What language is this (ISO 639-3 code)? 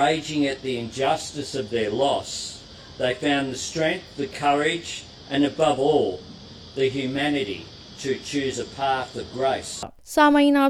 urd